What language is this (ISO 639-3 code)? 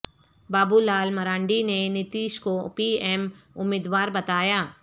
urd